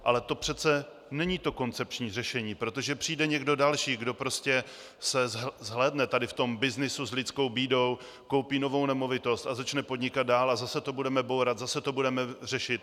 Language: Czech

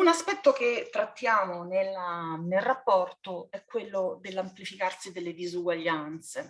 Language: Italian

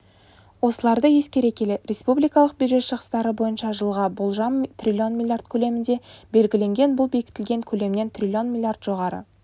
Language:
Kazakh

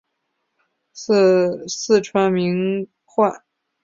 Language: Chinese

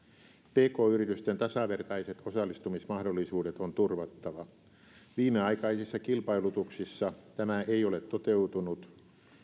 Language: Finnish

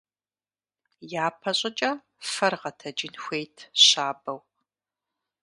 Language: Kabardian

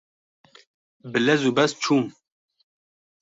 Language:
Kurdish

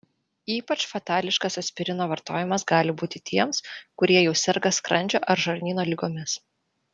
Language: Lithuanian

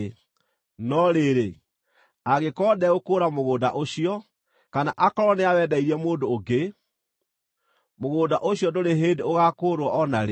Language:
Kikuyu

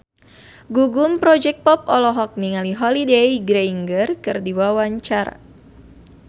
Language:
Sundanese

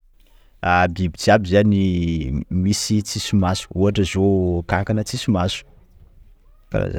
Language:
Sakalava Malagasy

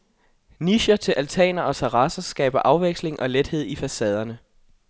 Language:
Danish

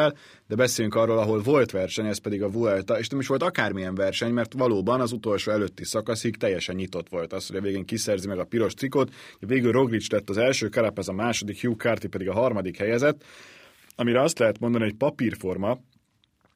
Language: Hungarian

